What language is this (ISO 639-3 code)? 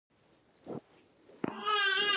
pus